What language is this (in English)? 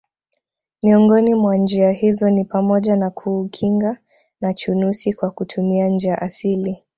Swahili